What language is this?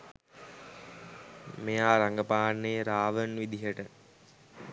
Sinhala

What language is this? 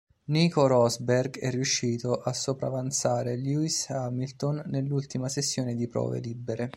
Italian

